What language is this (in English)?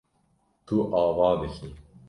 Kurdish